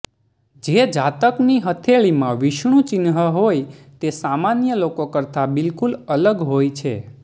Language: Gujarati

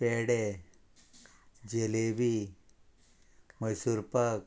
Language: Konkani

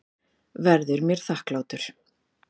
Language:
Icelandic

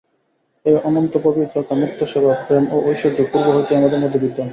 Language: Bangla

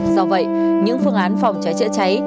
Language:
Vietnamese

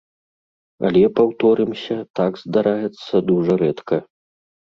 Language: Belarusian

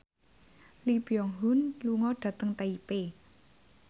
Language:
Javanese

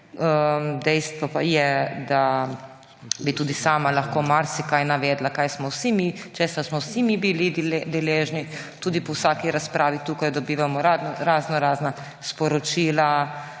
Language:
Slovenian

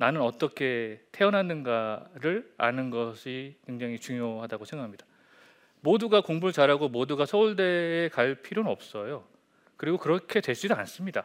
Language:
Korean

